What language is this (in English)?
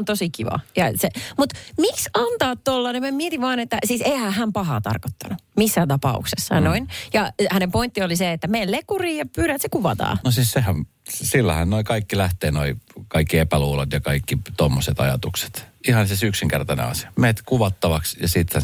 Finnish